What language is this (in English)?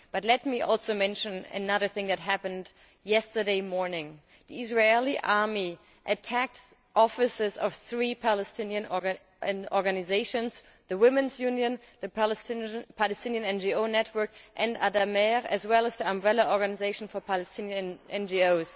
English